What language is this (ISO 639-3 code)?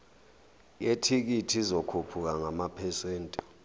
zul